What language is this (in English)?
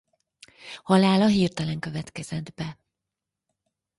Hungarian